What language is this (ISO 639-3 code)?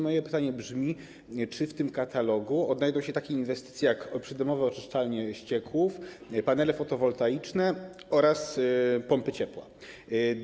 pol